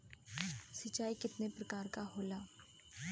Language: Bhojpuri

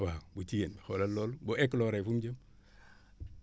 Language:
Wolof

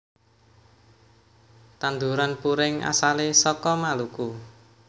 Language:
Javanese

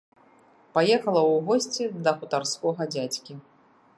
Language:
Belarusian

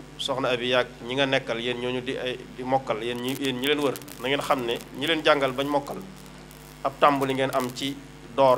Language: Indonesian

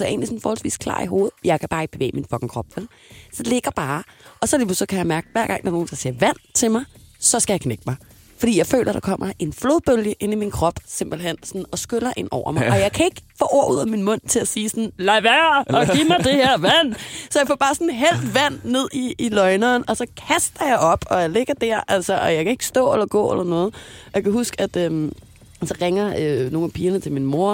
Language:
Danish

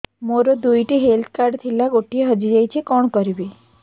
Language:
Odia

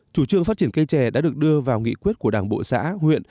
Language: Vietnamese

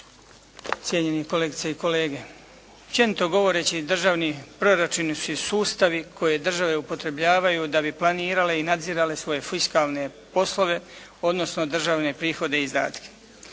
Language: Croatian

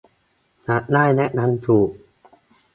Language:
Thai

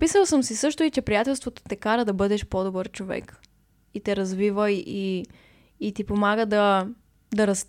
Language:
Bulgarian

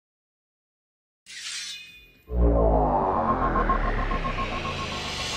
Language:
Hungarian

